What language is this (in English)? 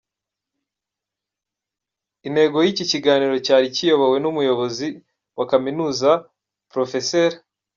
Kinyarwanda